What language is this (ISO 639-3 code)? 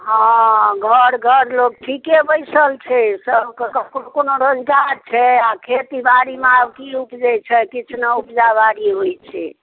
mai